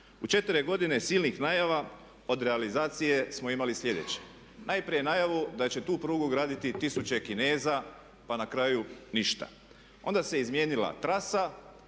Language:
Croatian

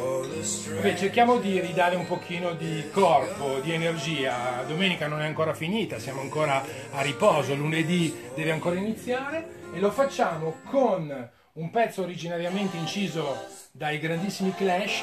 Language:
Italian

